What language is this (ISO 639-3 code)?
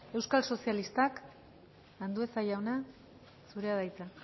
eus